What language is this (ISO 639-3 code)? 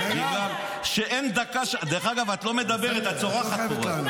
heb